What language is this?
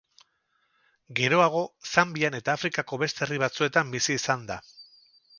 Basque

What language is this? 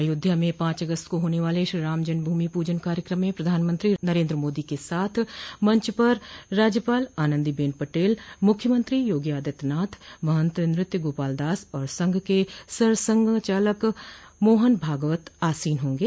Hindi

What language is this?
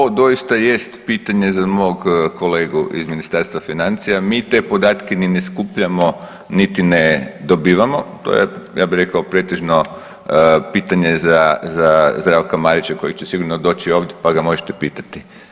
Croatian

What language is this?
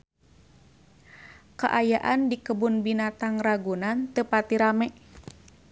Sundanese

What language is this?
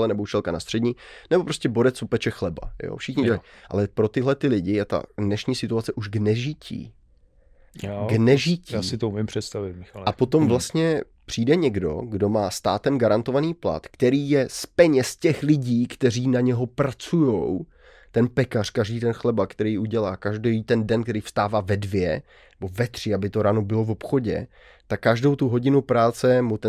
Czech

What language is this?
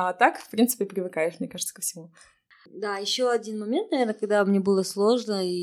Russian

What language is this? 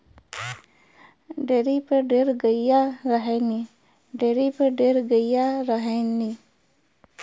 Bhojpuri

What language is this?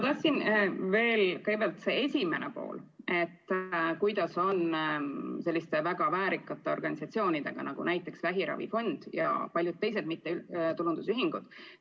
Estonian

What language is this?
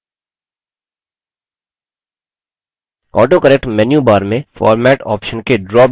Hindi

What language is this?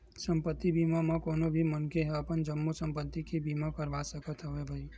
Chhattisgarhi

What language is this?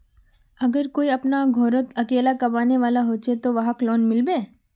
Magahi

